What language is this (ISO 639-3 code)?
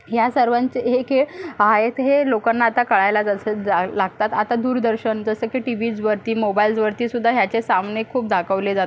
mar